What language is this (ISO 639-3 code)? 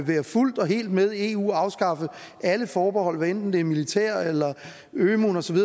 dan